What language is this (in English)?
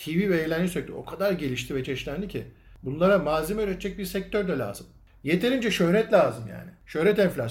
Turkish